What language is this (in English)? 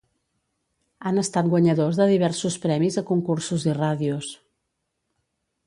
Catalan